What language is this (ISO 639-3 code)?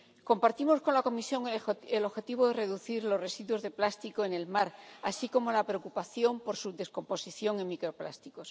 spa